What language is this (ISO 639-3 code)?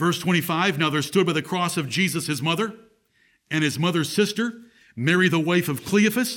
eng